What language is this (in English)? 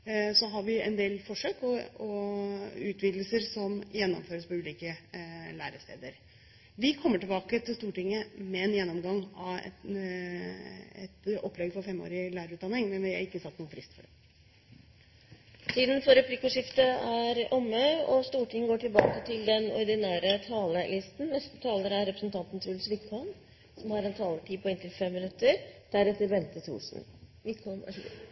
Norwegian